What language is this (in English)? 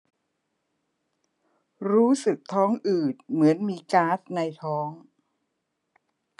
Thai